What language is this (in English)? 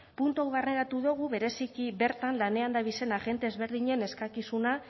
Basque